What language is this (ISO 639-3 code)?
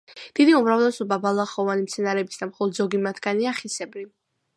kat